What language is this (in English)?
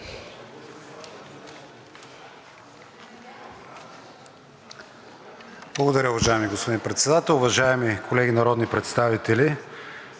Bulgarian